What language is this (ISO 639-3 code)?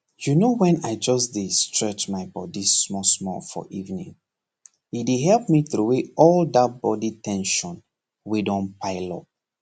pcm